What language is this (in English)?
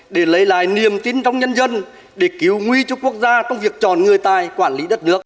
Vietnamese